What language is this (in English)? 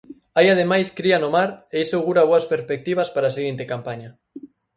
Galician